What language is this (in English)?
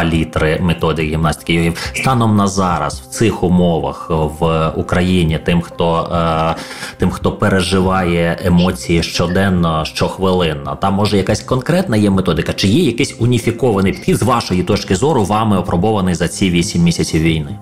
Ukrainian